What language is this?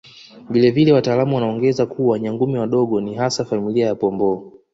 Swahili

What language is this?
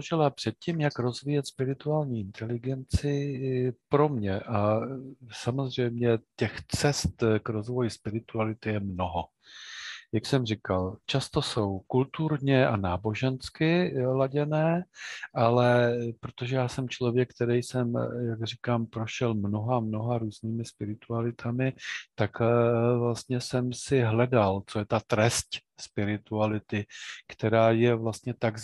Czech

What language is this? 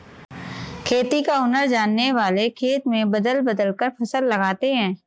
Hindi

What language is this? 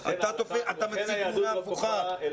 Hebrew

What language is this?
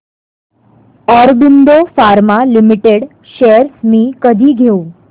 Marathi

